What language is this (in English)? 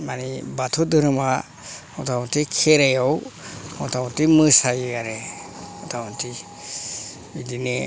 Bodo